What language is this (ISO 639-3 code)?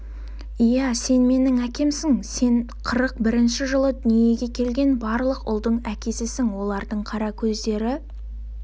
kaz